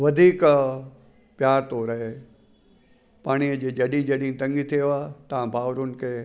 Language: Sindhi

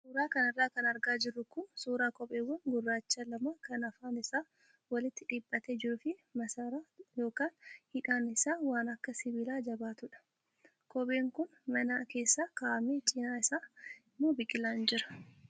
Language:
Oromo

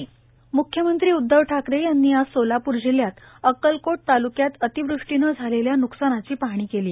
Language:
Marathi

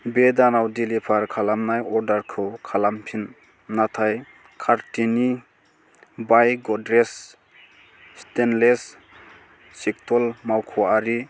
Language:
Bodo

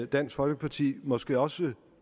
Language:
Danish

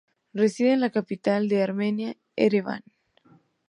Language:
Spanish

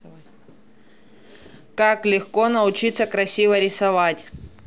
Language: Russian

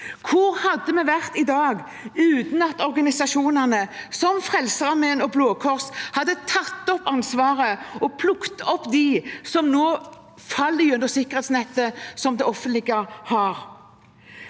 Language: Norwegian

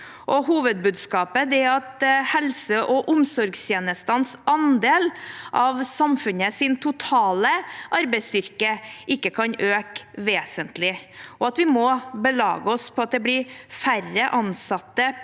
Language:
Norwegian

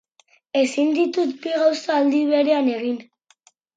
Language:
Basque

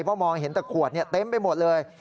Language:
Thai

